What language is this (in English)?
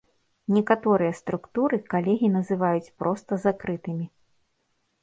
Belarusian